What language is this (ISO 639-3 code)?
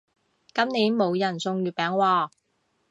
yue